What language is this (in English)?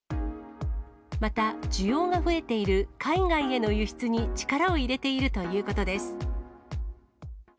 Japanese